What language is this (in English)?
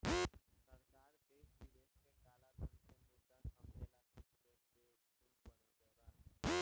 Bhojpuri